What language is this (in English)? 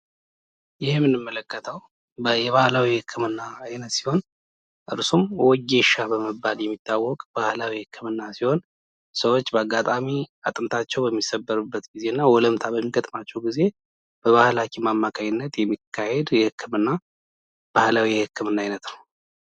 Amharic